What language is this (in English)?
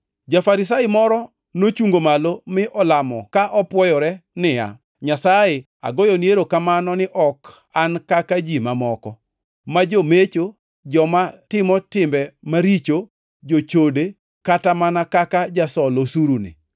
Luo (Kenya and Tanzania)